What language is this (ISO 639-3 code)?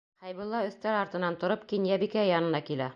bak